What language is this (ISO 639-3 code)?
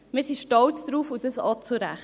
gsw